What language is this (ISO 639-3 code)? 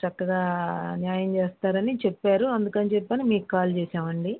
tel